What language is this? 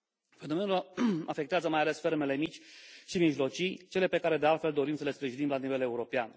Romanian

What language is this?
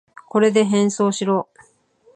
Japanese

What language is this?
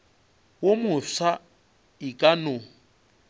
Northern Sotho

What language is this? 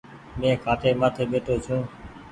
Goaria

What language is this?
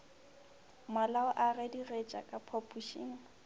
Northern Sotho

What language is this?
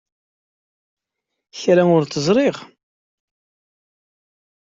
Kabyle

